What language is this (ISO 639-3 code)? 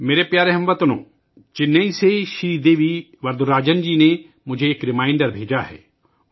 urd